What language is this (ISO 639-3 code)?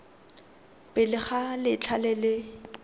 tsn